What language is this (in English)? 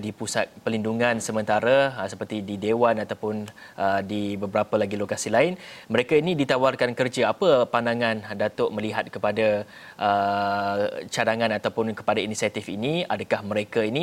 Malay